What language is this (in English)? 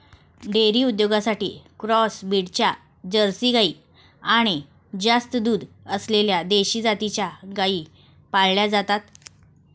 Marathi